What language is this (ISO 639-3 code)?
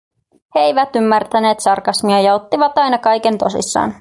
fin